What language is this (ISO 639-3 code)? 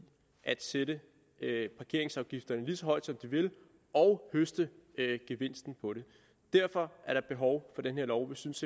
dan